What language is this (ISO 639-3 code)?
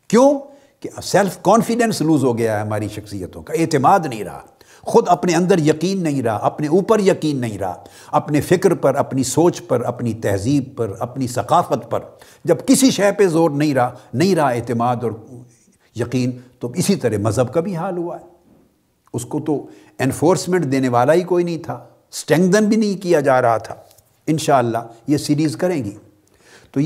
urd